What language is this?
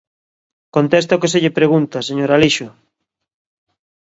Galician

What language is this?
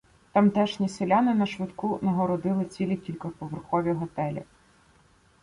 Ukrainian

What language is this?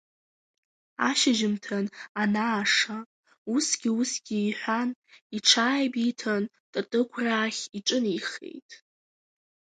Abkhazian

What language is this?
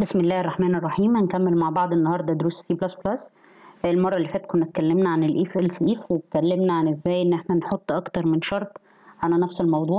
Arabic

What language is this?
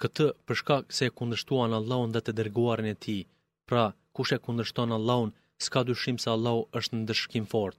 Greek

